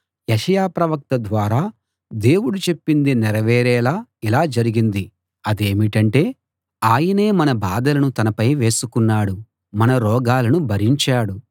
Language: Telugu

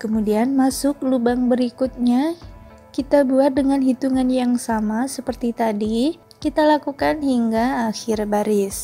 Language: Indonesian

